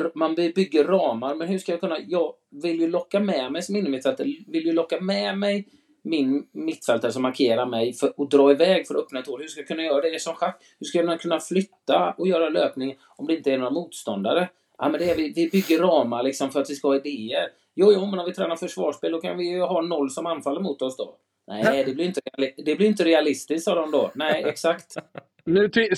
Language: Swedish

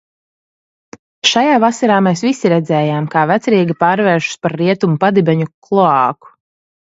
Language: Latvian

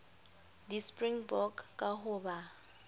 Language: Southern Sotho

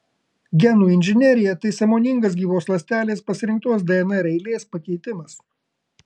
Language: Lithuanian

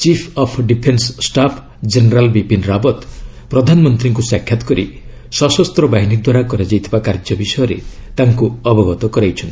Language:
Odia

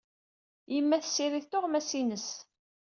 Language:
Kabyle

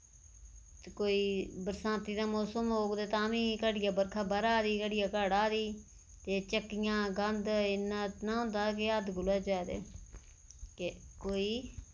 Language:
Dogri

